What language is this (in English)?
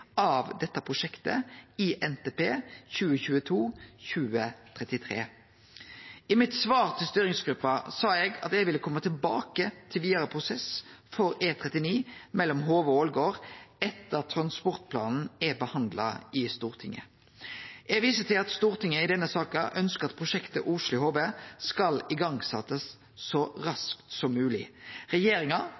Norwegian Nynorsk